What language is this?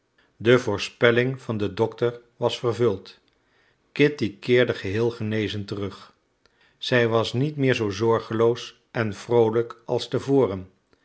Dutch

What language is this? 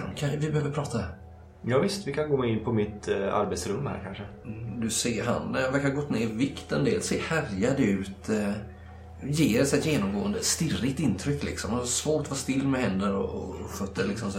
Swedish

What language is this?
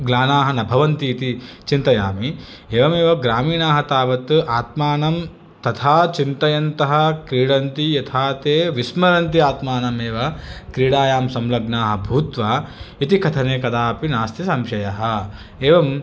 Sanskrit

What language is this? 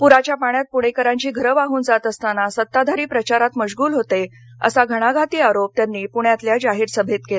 Marathi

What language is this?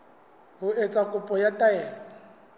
Southern Sotho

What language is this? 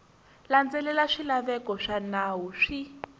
Tsonga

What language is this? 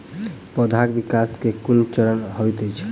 Maithili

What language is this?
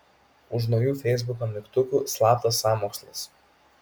Lithuanian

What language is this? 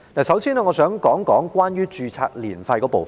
Cantonese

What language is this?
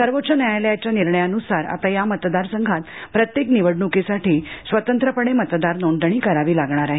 Marathi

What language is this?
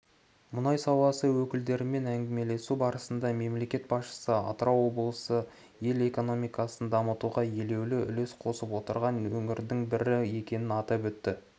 Kazakh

